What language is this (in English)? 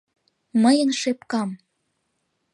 Mari